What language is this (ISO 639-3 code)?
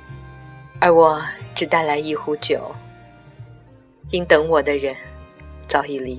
zho